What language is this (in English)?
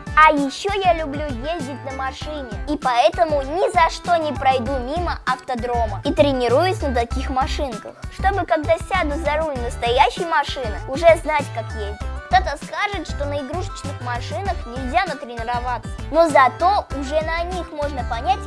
Russian